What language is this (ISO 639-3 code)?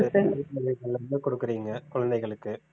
tam